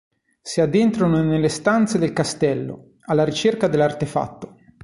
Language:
Italian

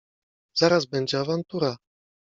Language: Polish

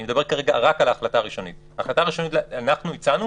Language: Hebrew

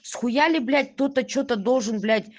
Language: Russian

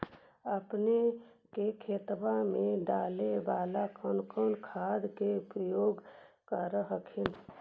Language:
Magahi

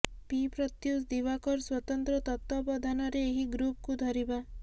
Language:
Odia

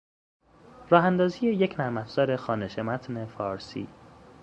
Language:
Persian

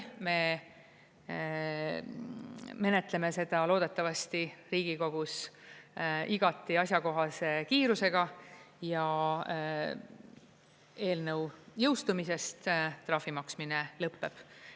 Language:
Estonian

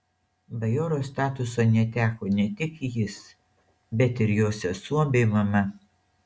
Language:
Lithuanian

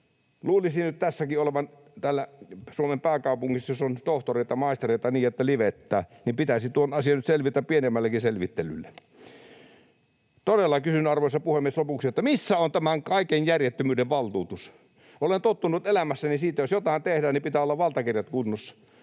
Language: Finnish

